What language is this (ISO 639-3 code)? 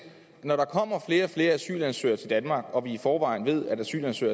dan